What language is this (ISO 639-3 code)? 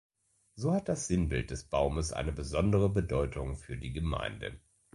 deu